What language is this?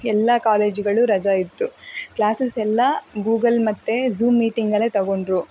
Kannada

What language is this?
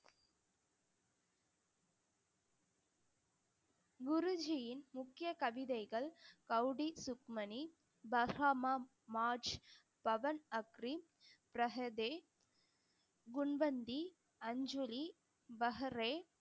Tamil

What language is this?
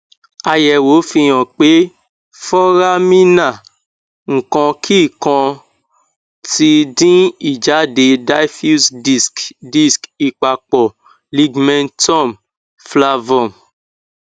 Yoruba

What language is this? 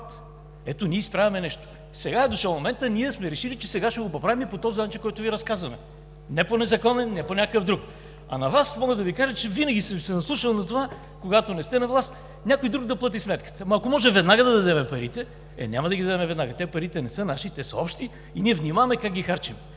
Bulgarian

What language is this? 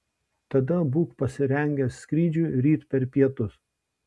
Lithuanian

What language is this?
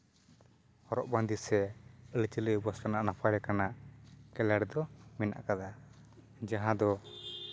Santali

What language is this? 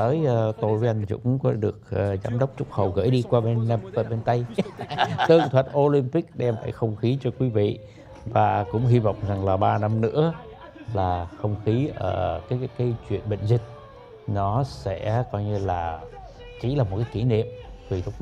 Vietnamese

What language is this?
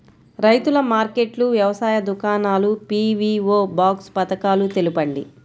Telugu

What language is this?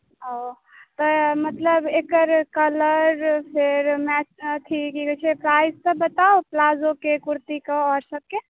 Maithili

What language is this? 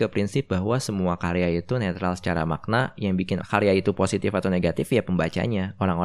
Indonesian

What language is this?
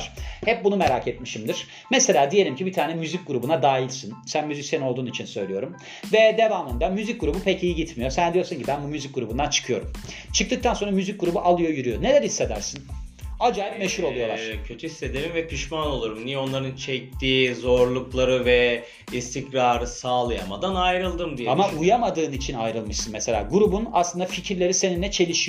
Turkish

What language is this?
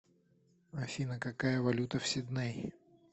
Russian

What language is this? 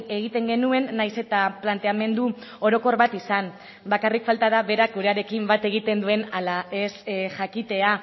Basque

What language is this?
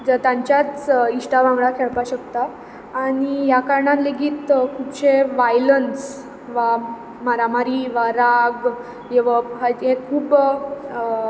Konkani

